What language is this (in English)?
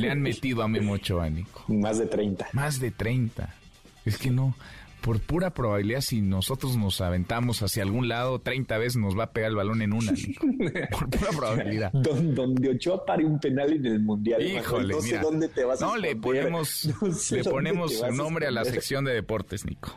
Spanish